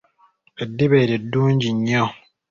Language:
Ganda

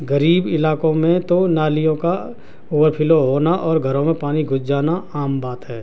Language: Urdu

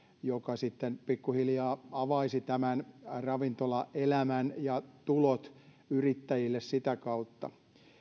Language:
Finnish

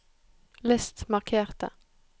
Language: Norwegian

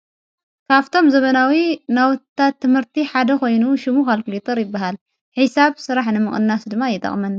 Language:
Tigrinya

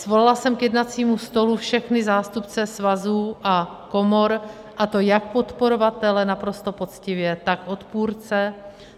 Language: Czech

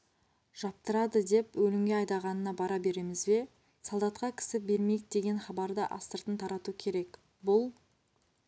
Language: Kazakh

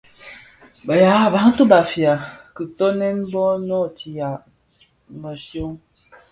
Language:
Bafia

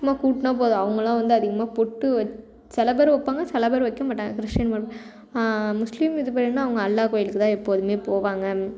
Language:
Tamil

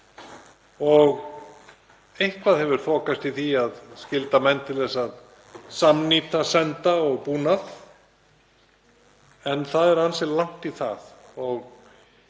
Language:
Icelandic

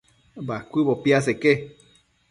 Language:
Matsés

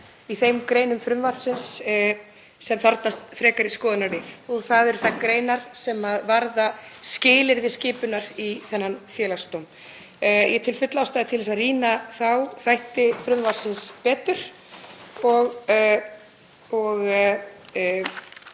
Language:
Icelandic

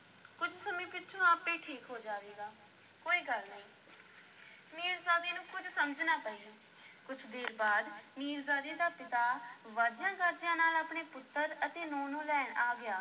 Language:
Punjabi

